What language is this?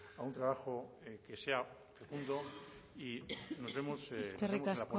Spanish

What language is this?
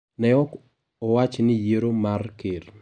Luo (Kenya and Tanzania)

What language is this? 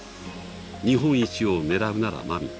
Japanese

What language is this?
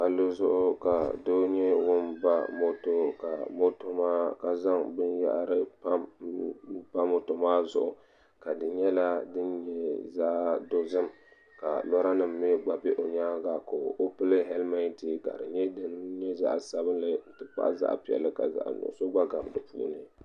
Dagbani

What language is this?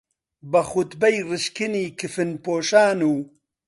Central Kurdish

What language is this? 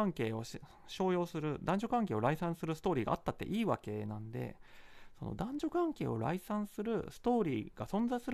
Japanese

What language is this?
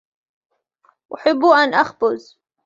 Arabic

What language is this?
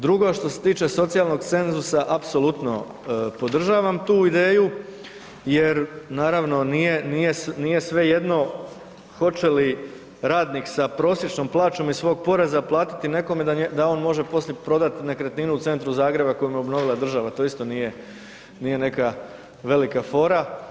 Croatian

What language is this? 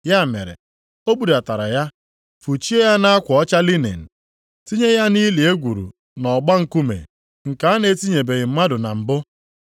Igbo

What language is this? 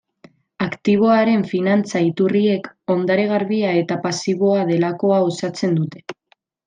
Basque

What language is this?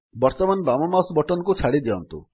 Odia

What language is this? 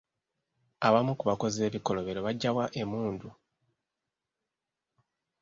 Ganda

